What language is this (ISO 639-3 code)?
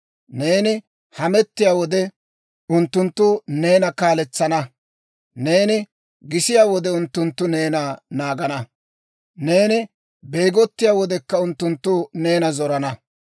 dwr